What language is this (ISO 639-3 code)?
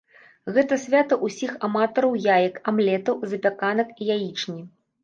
bel